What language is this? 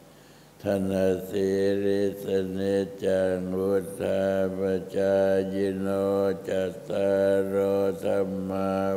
Thai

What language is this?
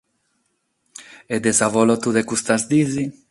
Sardinian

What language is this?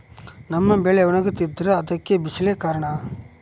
Kannada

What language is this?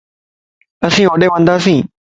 Lasi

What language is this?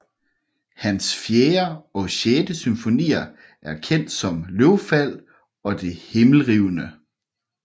Danish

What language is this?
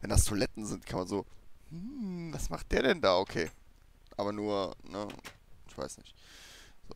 German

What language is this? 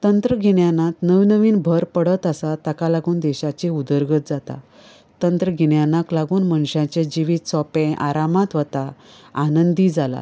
Konkani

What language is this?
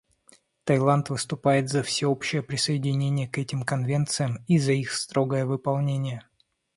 Russian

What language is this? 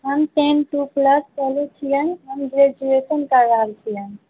Maithili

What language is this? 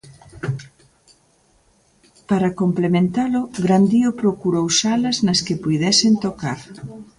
Galician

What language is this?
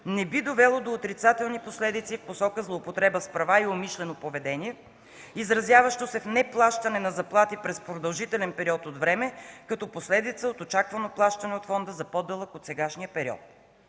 Bulgarian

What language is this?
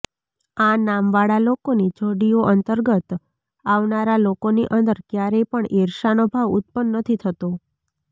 Gujarati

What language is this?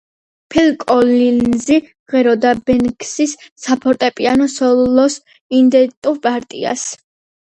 Georgian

